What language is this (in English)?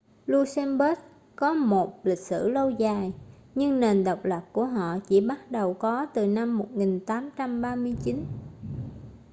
Vietnamese